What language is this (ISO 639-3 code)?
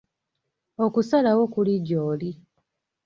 lug